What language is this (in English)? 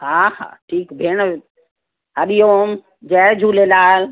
Sindhi